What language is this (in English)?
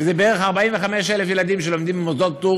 Hebrew